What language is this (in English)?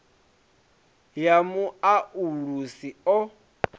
Venda